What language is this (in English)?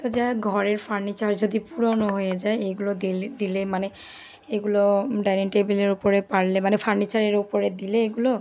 Bangla